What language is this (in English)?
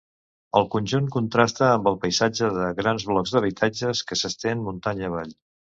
Catalan